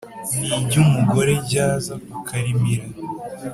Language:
Kinyarwanda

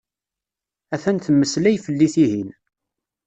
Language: Kabyle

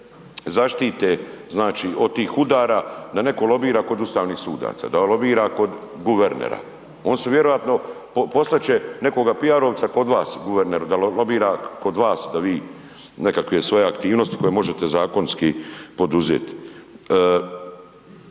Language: Croatian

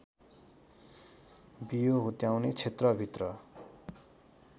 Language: Nepali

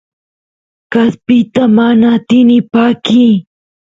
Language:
Santiago del Estero Quichua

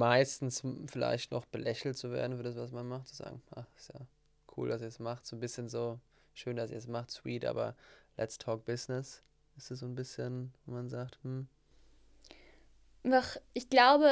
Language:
German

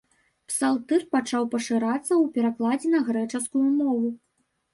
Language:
Belarusian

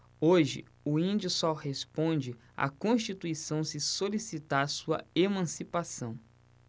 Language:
Portuguese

